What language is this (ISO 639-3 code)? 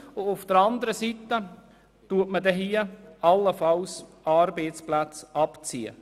gsw